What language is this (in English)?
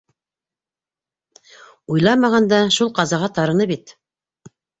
Bashkir